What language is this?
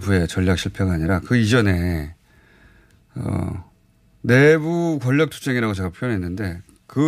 Korean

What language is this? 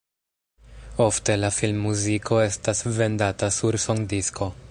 Esperanto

